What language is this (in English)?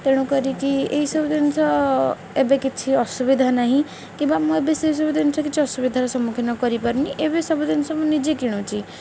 Odia